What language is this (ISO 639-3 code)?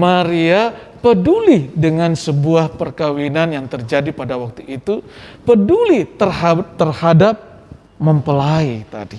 ind